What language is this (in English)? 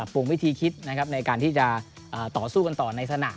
Thai